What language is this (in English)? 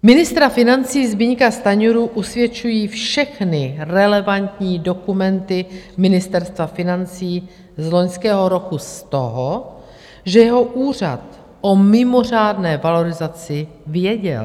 Czech